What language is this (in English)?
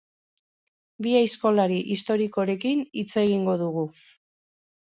Basque